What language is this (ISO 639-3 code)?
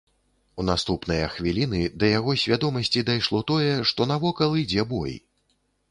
bel